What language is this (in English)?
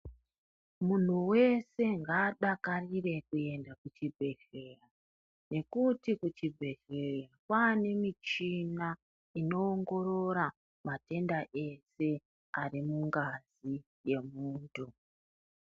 Ndau